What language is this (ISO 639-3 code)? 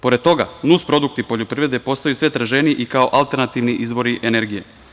srp